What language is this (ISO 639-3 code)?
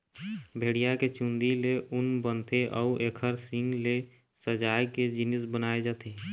hne